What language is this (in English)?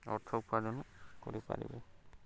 Odia